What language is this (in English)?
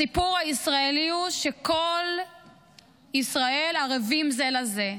Hebrew